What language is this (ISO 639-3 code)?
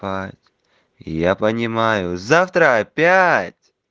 rus